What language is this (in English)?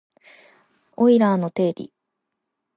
Japanese